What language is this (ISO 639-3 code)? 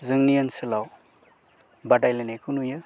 brx